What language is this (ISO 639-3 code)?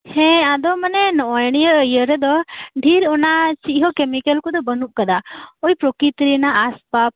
sat